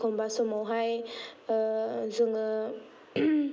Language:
Bodo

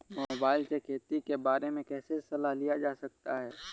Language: Hindi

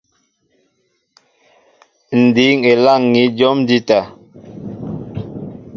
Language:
Mbo (Cameroon)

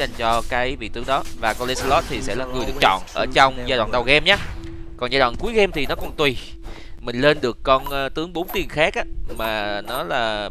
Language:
Vietnamese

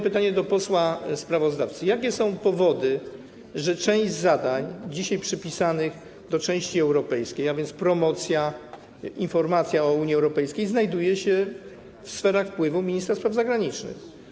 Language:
Polish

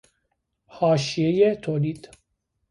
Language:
Persian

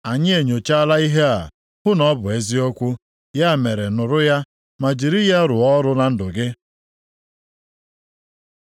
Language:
Igbo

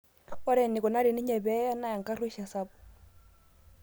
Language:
Masai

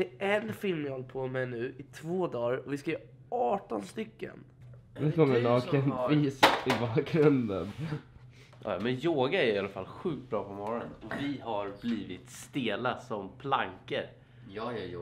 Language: Swedish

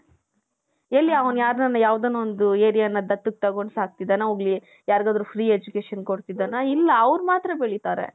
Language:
Kannada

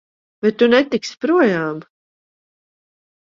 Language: Latvian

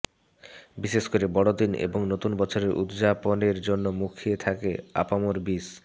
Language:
Bangla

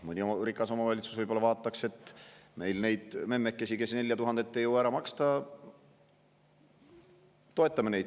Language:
Estonian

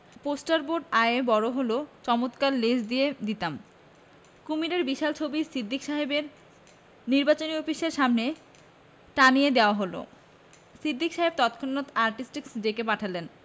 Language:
Bangla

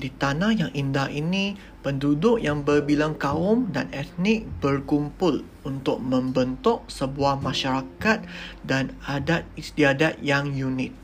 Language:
Malay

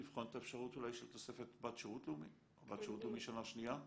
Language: Hebrew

